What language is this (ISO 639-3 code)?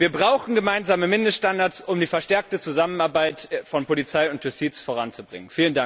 deu